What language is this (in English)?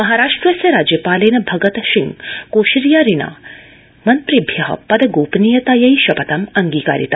Sanskrit